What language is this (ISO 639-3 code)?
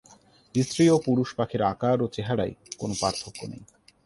ben